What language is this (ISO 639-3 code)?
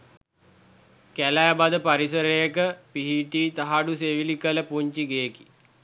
sin